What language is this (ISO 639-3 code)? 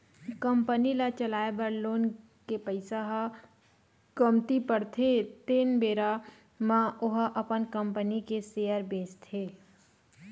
hne